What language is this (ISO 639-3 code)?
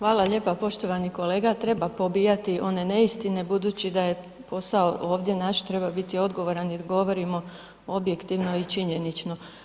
hrv